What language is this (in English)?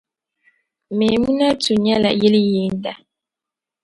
Dagbani